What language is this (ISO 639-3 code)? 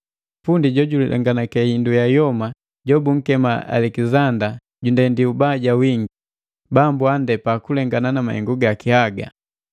mgv